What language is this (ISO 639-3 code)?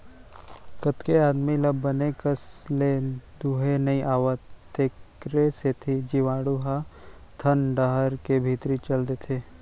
hne